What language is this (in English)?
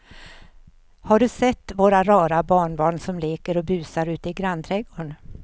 Swedish